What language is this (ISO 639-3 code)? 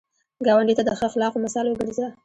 pus